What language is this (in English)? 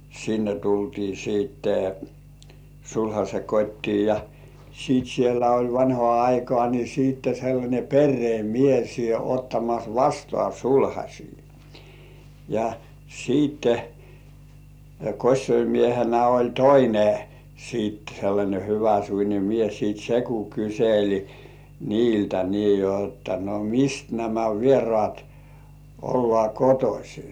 Finnish